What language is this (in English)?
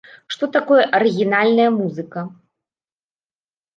Belarusian